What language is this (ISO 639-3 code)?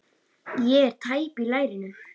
isl